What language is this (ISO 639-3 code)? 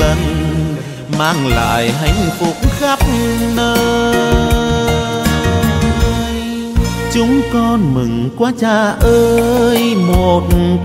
vie